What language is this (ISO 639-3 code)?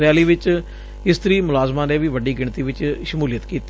pan